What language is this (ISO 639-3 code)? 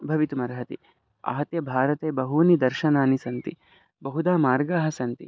san